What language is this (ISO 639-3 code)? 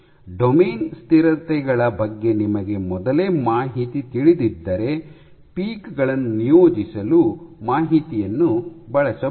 kan